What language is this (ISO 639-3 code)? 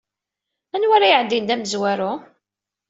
kab